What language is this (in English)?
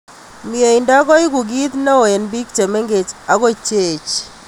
Kalenjin